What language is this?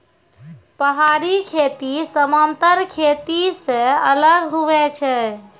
Maithili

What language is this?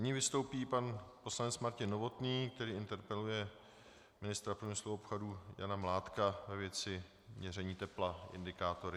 Czech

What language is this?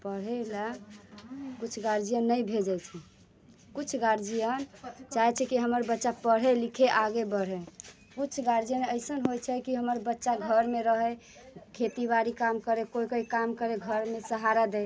Maithili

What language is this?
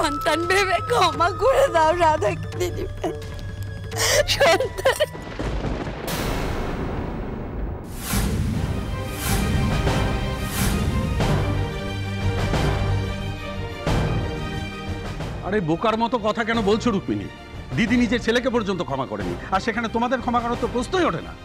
Bangla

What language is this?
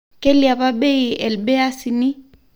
Masai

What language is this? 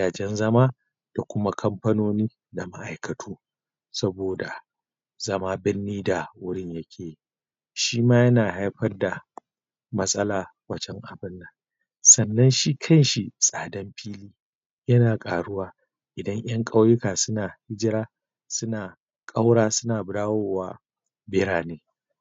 Hausa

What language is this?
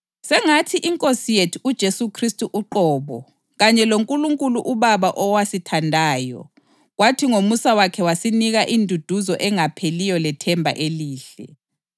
North Ndebele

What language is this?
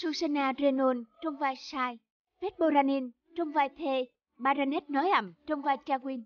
Vietnamese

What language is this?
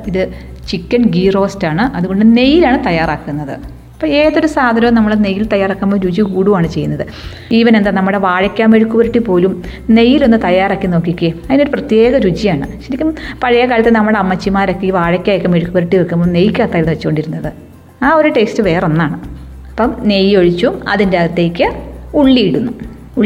Malayalam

